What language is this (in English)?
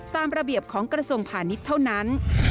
Thai